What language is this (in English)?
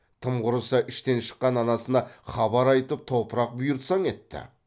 Kazakh